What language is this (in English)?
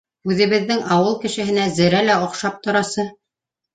Bashkir